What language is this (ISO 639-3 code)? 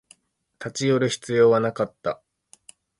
jpn